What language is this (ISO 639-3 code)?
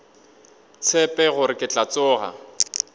nso